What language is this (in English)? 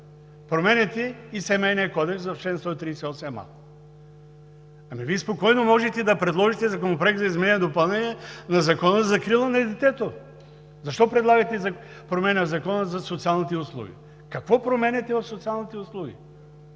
Bulgarian